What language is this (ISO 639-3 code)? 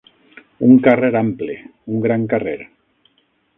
cat